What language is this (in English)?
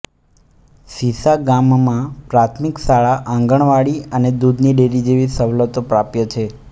Gujarati